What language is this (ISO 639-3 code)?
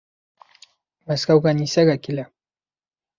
bak